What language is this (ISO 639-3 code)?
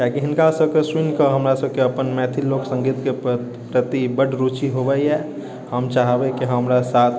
mai